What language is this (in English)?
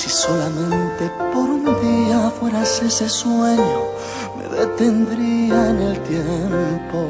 Arabic